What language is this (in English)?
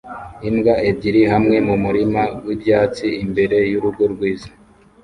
Kinyarwanda